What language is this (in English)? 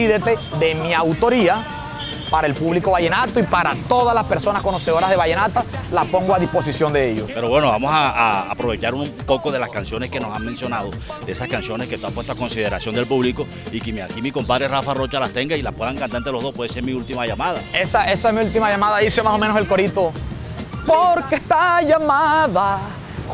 Spanish